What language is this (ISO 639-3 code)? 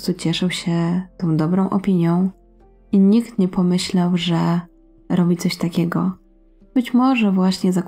pol